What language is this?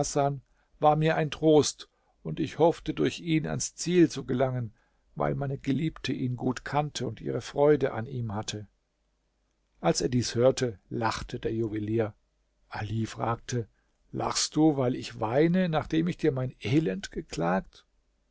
German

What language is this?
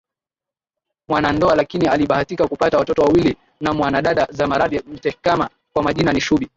Swahili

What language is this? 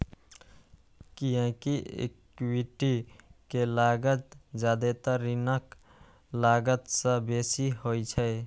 Maithili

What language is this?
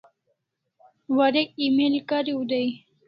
Kalasha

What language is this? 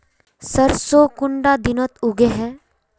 Magahi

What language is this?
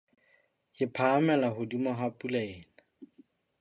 Southern Sotho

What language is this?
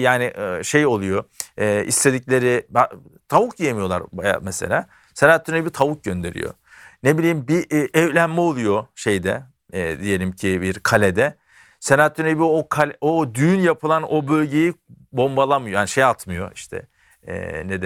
Turkish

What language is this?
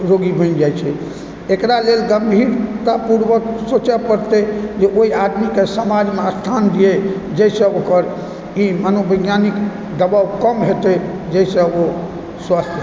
Maithili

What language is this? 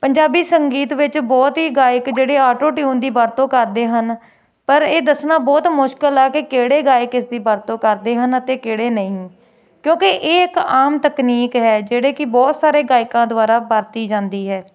Punjabi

